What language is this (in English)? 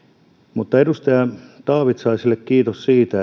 Finnish